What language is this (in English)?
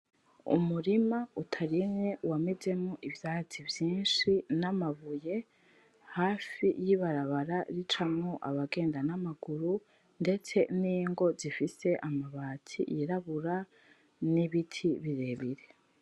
Rundi